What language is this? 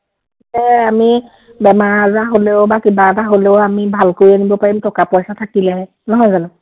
Assamese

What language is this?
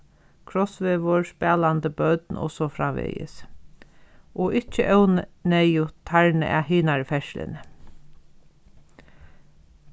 Faroese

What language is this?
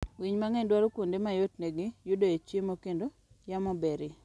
Luo (Kenya and Tanzania)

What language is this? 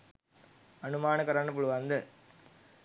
Sinhala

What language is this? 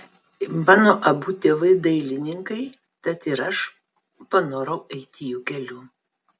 Lithuanian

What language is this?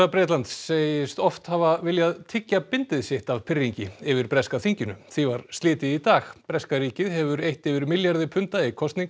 Icelandic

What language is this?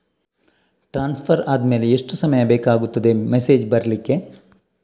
Kannada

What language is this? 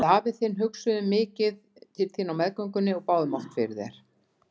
Icelandic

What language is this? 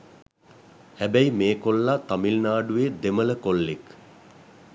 Sinhala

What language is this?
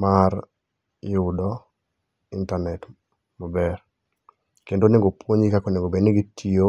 Luo (Kenya and Tanzania)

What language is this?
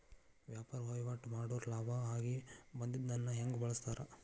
Kannada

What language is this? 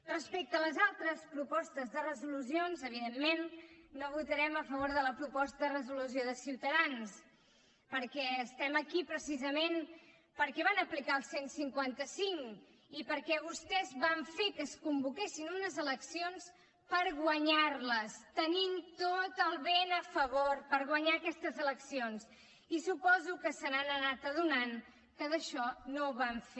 Catalan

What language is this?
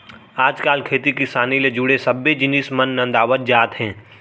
Chhattisgarhi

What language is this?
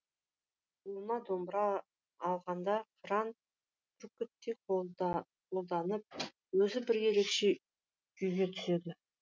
Kazakh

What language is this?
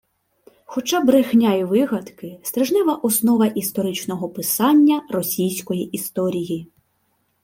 Ukrainian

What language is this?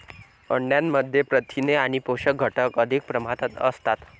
Marathi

